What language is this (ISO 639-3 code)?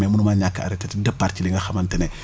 wol